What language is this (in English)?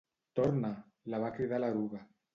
Catalan